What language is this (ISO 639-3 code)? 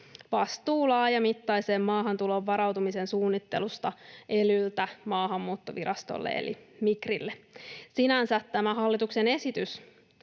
fin